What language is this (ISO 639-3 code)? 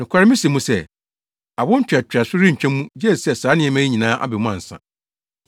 aka